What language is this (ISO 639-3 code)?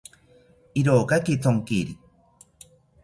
cpy